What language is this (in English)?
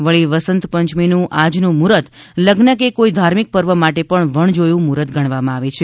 Gujarati